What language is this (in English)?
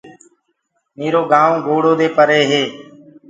Gurgula